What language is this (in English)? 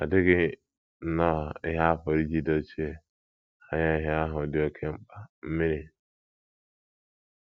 Igbo